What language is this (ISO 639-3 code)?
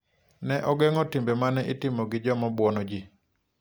luo